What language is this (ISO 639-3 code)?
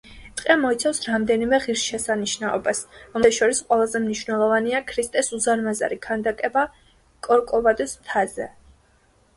kat